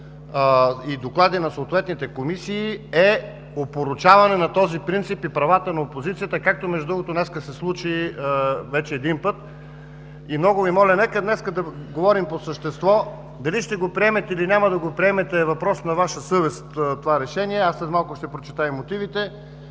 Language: Bulgarian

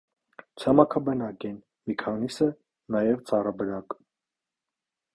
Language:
Armenian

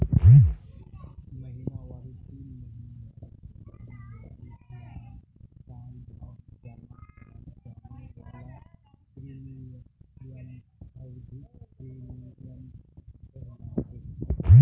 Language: Magahi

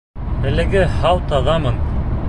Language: Bashkir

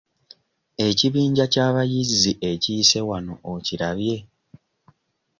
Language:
Ganda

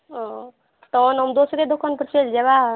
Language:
Maithili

